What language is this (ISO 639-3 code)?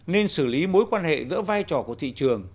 vie